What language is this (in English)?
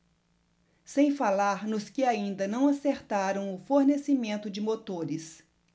Portuguese